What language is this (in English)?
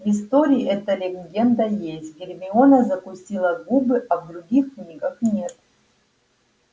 Russian